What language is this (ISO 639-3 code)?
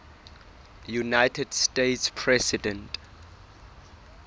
sot